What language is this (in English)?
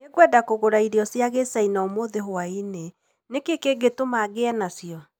Kikuyu